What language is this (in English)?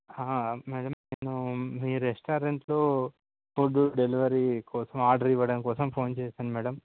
Telugu